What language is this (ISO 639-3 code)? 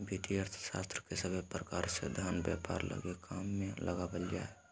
mag